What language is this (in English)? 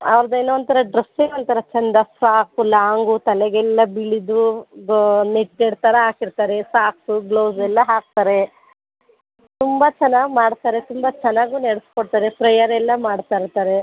Kannada